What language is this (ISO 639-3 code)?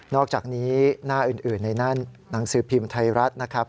tha